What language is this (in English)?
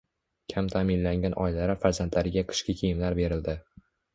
Uzbek